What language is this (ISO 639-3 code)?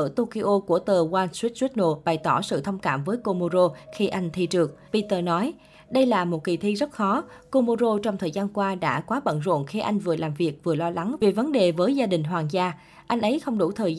vie